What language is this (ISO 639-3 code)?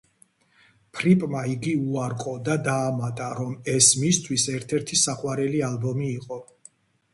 kat